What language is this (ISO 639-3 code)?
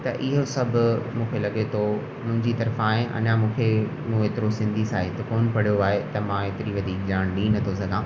snd